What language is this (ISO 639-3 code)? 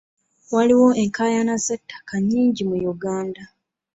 lug